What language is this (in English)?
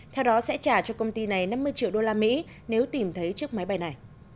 Vietnamese